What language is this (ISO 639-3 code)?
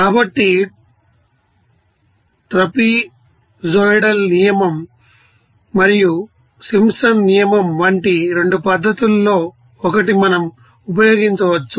tel